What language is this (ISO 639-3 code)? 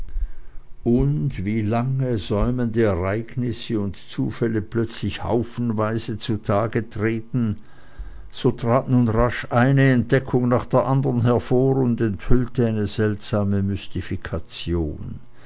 deu